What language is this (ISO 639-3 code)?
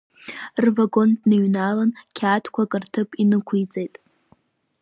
abk